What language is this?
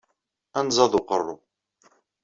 Kabyle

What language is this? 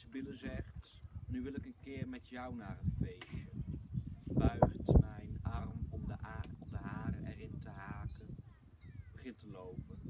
Dutch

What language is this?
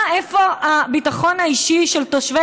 Hebrew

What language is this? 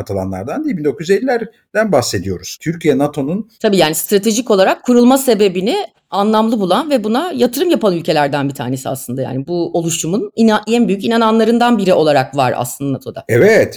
Turkish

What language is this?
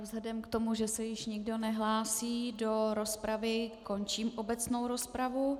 Czech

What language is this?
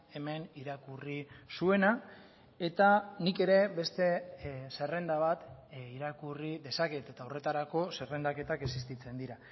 Basque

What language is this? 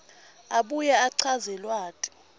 Swati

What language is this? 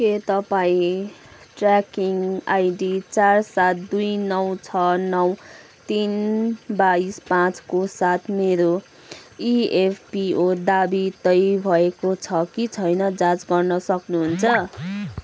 Nepali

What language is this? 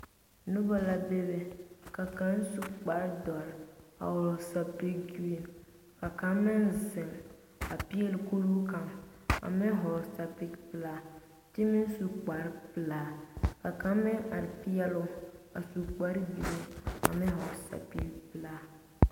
Southern Dagaare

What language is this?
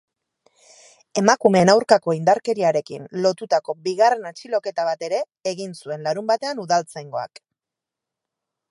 Basque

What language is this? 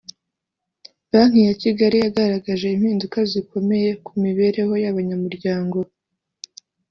Kinyarwanda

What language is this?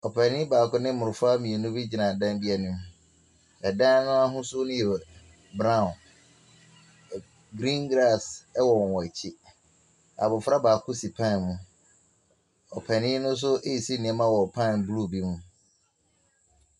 Akan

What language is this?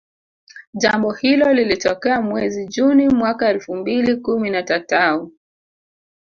Swahili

